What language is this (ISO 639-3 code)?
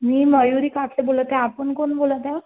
mar